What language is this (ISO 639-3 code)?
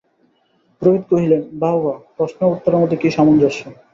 ben